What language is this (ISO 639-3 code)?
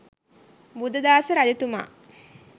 sin